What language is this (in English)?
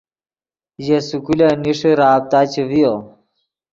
Yidgha